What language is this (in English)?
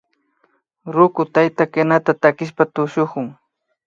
Imbabura Highland Quichua